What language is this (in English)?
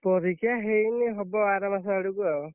Odia